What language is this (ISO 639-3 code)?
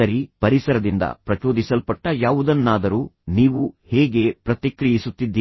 kan